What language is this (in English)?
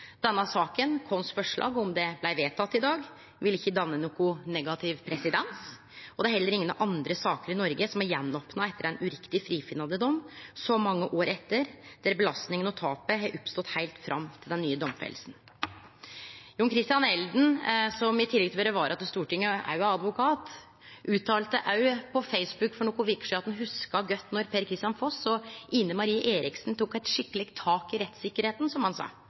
Norwegian Nynorsk